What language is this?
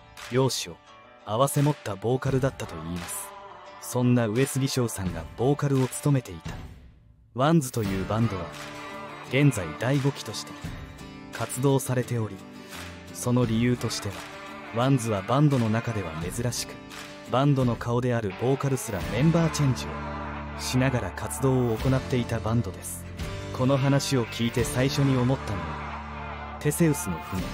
Japanese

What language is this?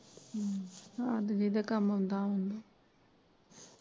Punjabi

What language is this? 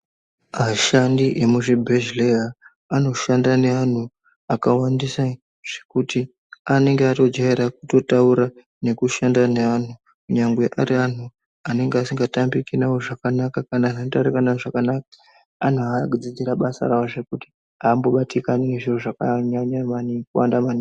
Ndau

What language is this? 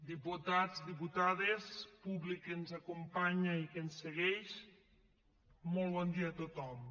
Catalan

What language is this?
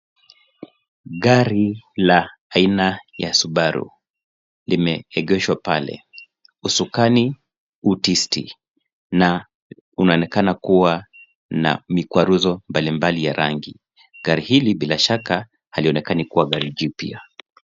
Swahili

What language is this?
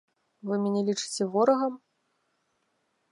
Belarusian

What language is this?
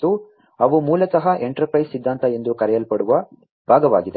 Kannada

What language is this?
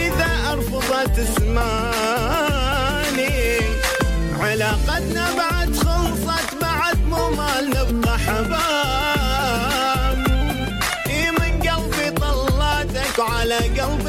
Arabic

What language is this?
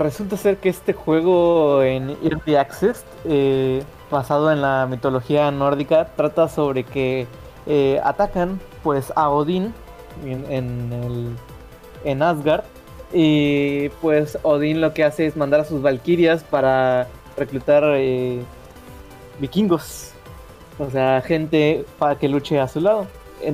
Spanish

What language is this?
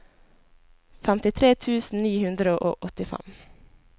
Norwegian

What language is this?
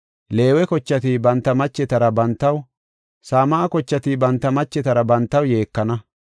Gofa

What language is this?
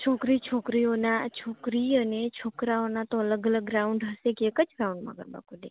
Gujarati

